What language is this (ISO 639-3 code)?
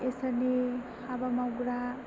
brx